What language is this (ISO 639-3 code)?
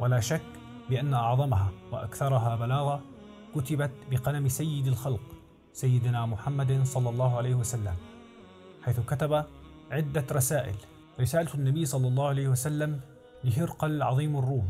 ara